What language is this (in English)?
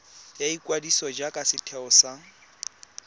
Tswana